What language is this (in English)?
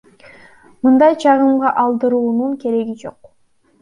Kyrgyz